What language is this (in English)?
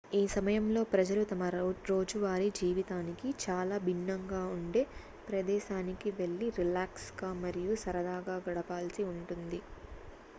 Telugu